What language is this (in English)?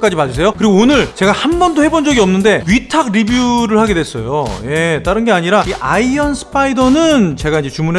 Korean